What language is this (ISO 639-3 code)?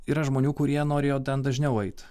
lit